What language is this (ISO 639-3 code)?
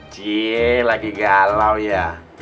ind